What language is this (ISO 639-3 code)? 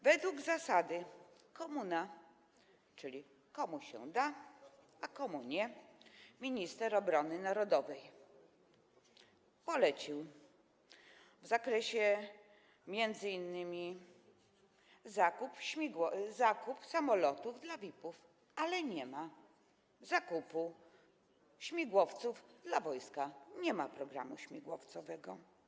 pol